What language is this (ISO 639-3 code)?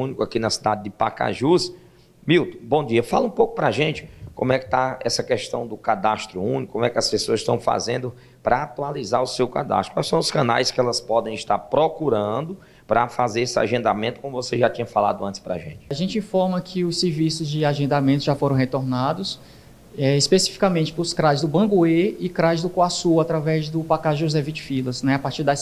por